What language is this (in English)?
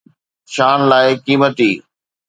Sindhi